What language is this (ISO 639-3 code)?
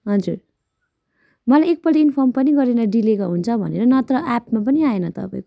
nep